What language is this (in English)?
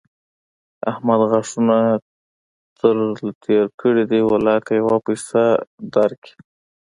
Pashto